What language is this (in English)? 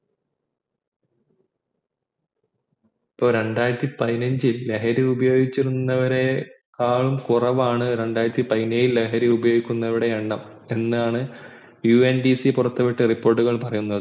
Malayalam